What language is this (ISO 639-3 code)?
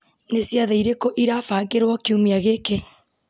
kik